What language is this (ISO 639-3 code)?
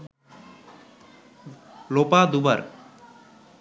ben